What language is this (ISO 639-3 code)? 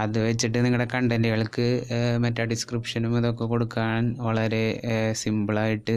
mal